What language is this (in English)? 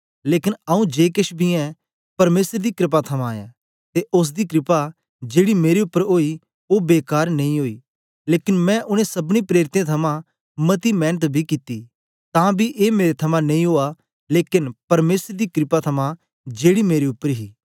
Dogri